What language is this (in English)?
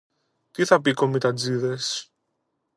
Greek